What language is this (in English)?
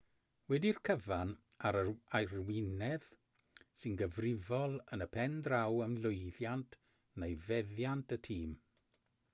Welsh